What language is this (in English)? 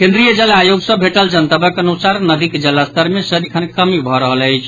Maithili